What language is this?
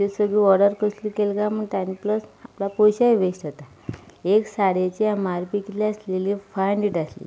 Konkani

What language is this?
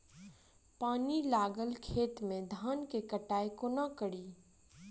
Maithili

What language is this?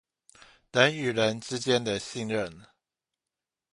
Chinese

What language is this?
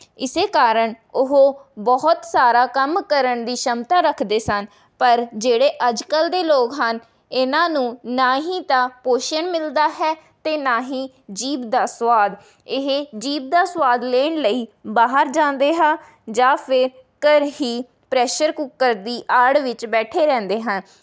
Punjabi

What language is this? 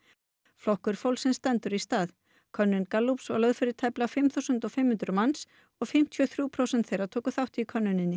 Icelandic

